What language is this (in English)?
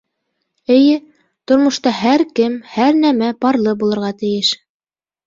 Bashkir